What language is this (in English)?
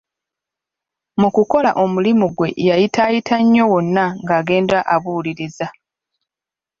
Ganda